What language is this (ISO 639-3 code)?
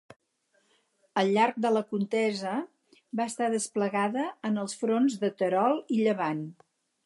cat